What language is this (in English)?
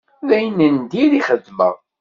Kabyle